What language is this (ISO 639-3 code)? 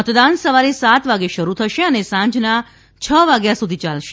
guj